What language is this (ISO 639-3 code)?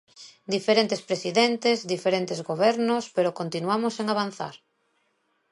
glg